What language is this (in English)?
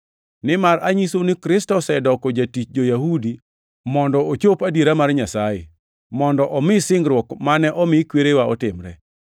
Luo (Kenya and Tanzania)